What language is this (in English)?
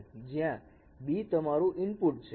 Gujarati